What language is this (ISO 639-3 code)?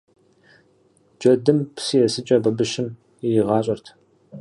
kbd